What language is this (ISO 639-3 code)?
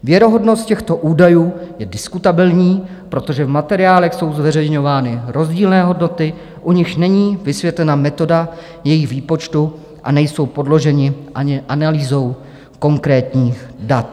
ces